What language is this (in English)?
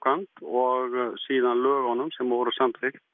Icelandic